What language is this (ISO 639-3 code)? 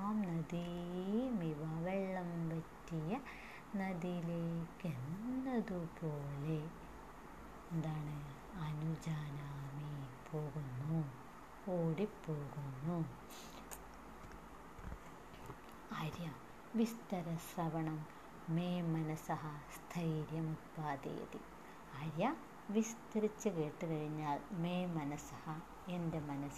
mal